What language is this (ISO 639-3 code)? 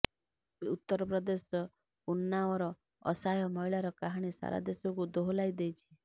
ori